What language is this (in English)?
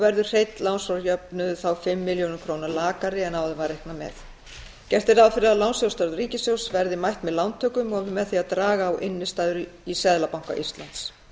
Icelandic